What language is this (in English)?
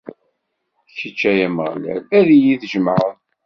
Kabyle